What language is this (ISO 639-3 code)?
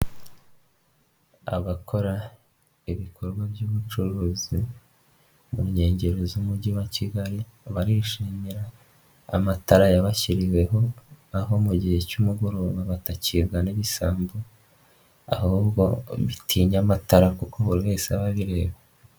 kin